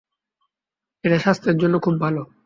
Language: Bangla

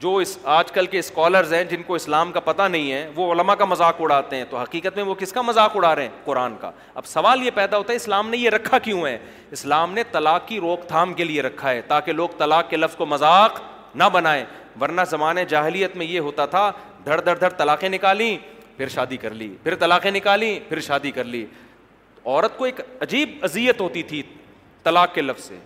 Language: Urdu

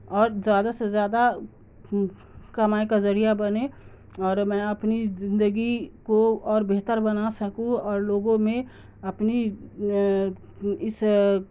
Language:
Urdu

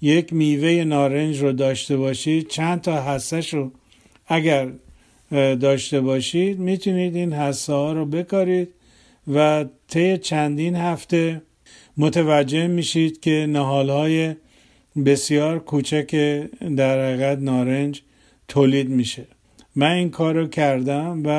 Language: Persian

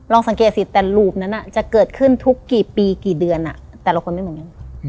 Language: Thai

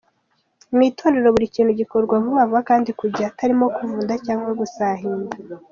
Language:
Kinyarwanda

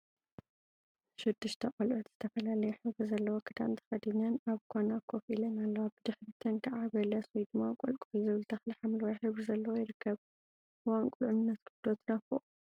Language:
Tigrinya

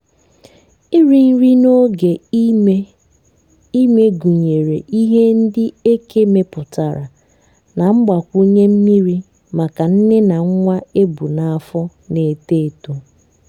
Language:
Igbo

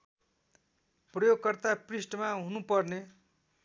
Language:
Nepali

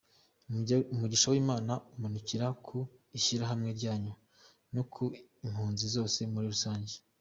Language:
Kinyarwanda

